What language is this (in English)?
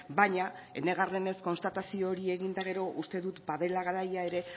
Basque